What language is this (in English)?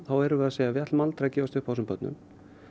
Icelandic